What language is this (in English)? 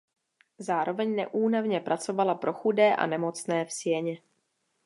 Czech